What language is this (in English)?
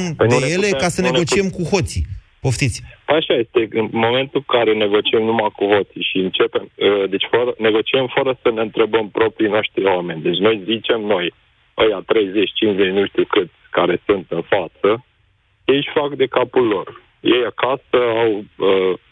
Romanian